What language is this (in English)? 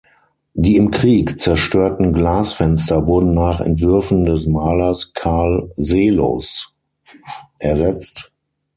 German